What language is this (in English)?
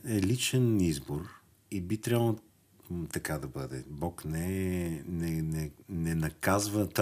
Bulgarian